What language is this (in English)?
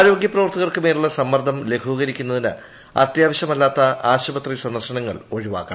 Malayalam